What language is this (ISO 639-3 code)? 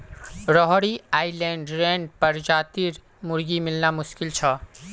mag